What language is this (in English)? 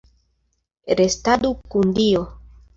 Esperanto